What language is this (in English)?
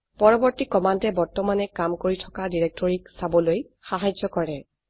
Assamese